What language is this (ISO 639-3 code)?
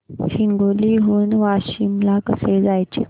mar